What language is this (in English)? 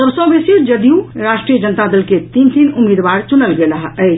Maithili